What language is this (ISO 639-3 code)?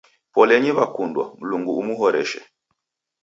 dav